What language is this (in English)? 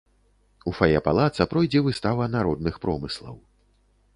Belarusian